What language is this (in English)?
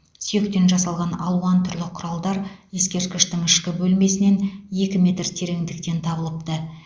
Kazakh